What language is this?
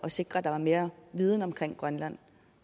Danish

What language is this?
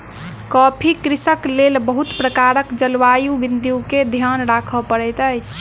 Maithili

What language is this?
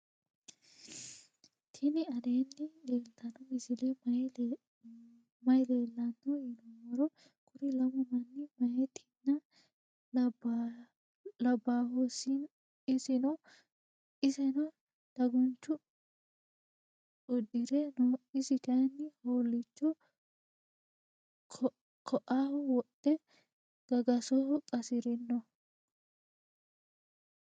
Sidamo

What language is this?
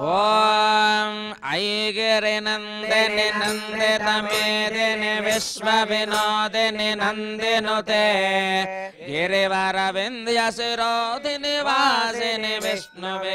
Indonesian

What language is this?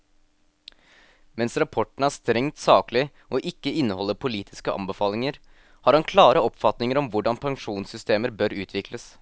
Norwegian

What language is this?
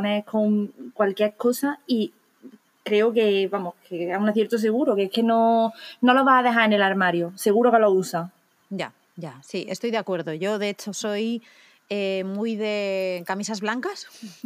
Spanish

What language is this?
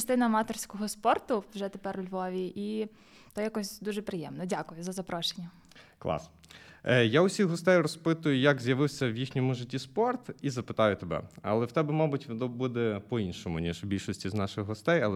Ukrainian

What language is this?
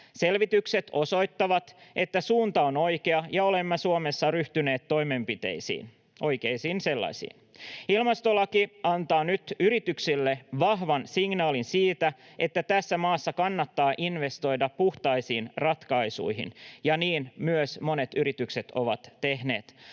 Finnish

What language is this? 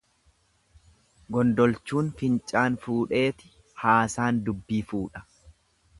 Oromo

